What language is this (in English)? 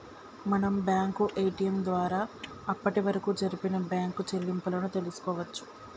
Telugu